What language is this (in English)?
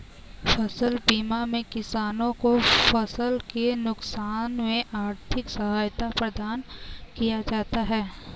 Hindi